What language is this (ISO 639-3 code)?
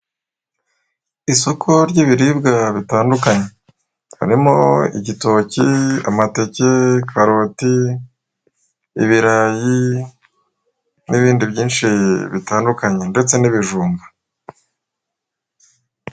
kin